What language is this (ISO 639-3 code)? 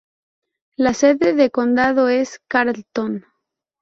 spa